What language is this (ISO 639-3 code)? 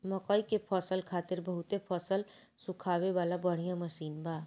bho